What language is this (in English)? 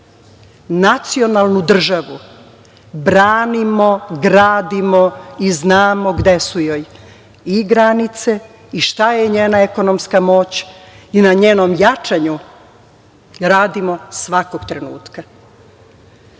Serbian